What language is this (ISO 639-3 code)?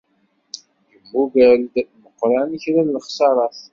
kab